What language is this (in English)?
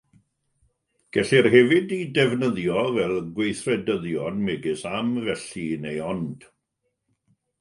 Welsh